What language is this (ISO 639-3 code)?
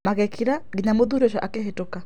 kik